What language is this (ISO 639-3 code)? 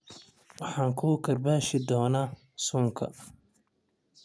som